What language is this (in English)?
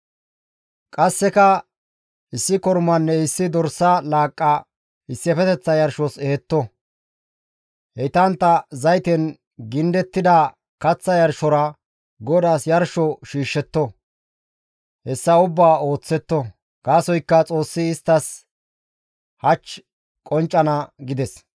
Gamo